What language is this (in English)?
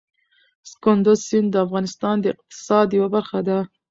Pashto